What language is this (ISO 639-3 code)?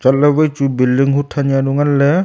nnp